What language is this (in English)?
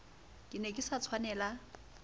Southern Sotho